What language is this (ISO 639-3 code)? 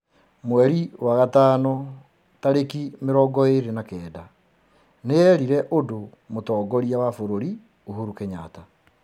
kik